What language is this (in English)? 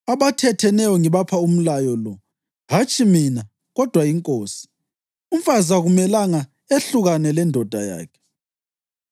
North Ndebele